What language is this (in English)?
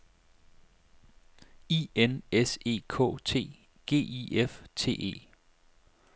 Danish